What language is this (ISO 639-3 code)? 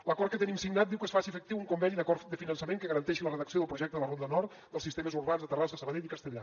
cat